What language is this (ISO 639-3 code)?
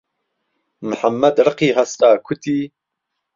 ckb